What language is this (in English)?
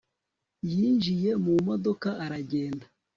Kinyarwanda